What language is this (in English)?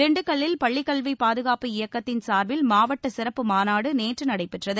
Tamil